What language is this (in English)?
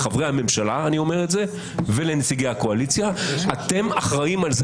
Hebrew